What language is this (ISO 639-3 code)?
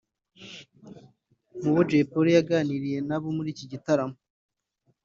kin